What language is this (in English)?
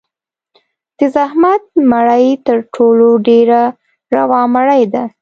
Pashto